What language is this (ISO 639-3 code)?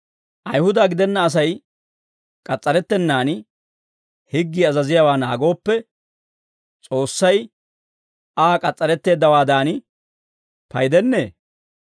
dwr